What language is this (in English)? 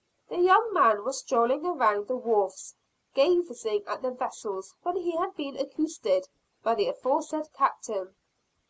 English